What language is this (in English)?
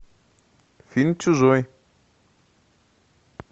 Russian